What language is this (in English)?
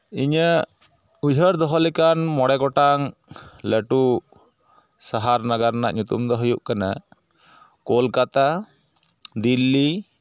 Santali